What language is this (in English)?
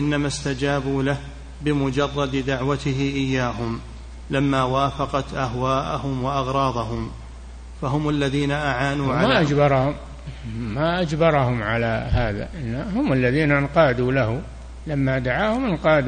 Arabic